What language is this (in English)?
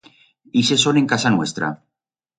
Aragonese